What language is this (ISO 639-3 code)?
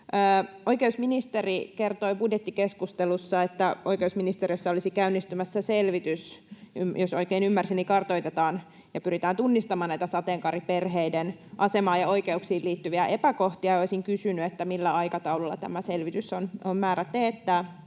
fin